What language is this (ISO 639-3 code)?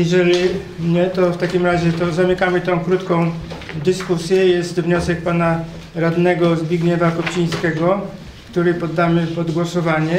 pol